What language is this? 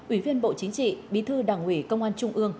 Vietnamese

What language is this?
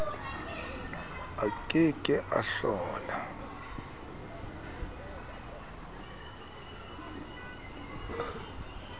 Southern Sotho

